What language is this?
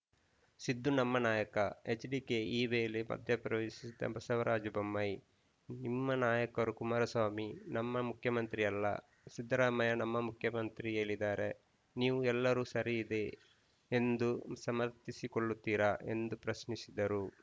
Kannada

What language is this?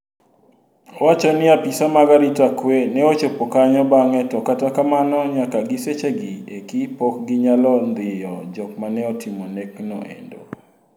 Luo (Kenya and Tanzania)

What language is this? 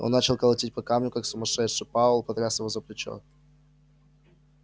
Russian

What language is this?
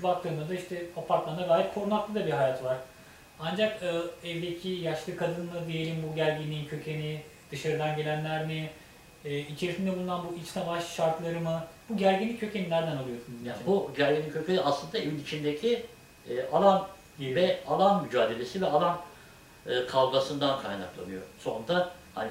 Turkish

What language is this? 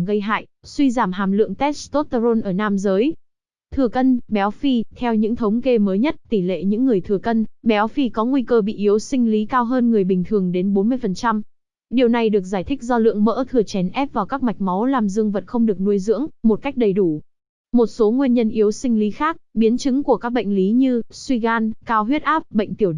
Vietnamese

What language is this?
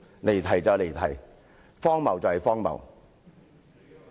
Cantonese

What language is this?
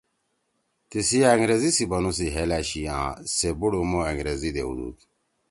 Torwali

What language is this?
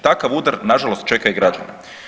Croatian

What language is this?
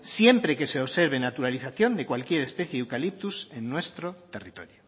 Spanish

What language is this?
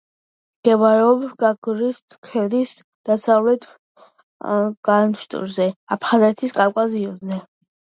Georgian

